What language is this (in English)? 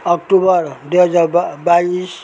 Nepali